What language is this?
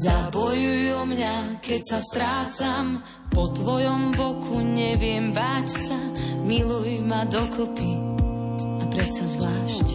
Slovak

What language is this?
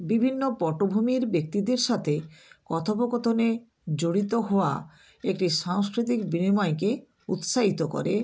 Bangla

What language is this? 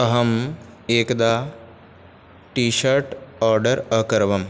Sanskrit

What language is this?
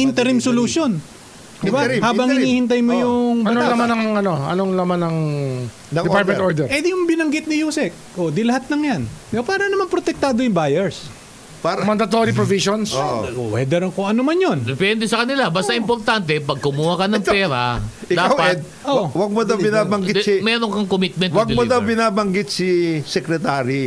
Filipino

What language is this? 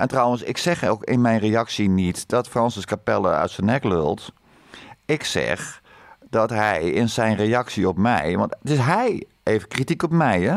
Dutch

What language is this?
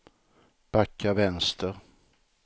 Swedish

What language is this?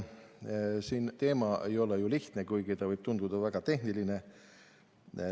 Estonian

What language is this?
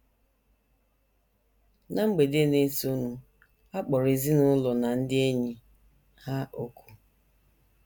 Igbo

